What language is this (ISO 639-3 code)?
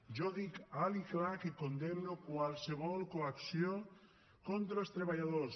cat